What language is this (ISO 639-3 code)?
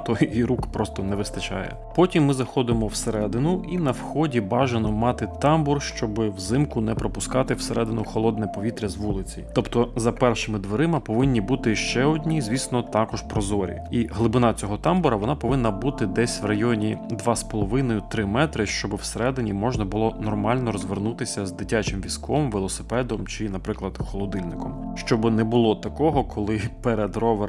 ukr